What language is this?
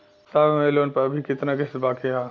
Bhojpuri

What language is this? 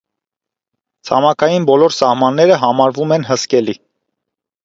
Armenian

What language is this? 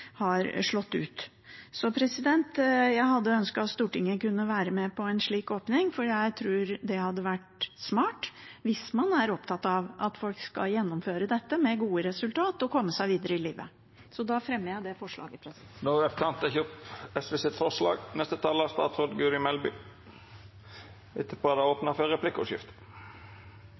Norwegian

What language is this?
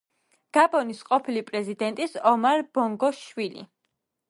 Georgian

